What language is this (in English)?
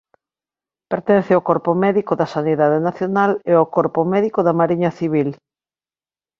Galician